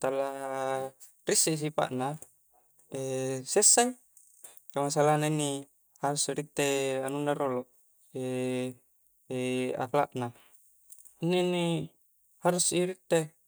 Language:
Coastal Konjo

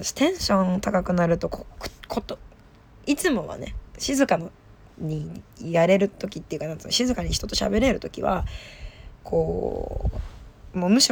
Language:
Japanese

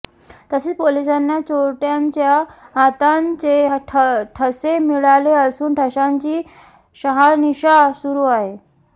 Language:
Marathi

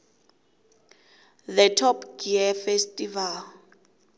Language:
South Ndebele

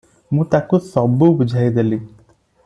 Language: Odia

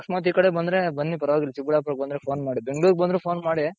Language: Kannada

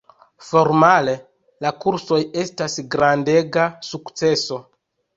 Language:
Esperanto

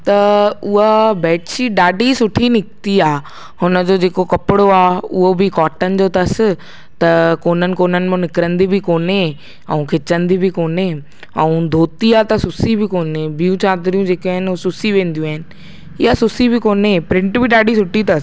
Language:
Sindhi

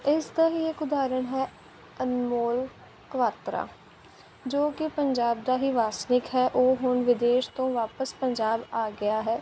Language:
Punjabi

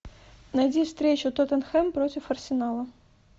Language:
Russian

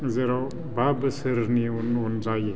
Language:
Bodo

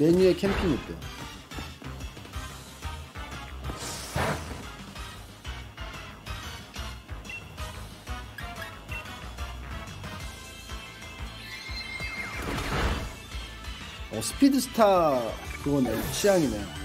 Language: Korean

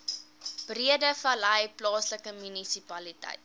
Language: Afrikaans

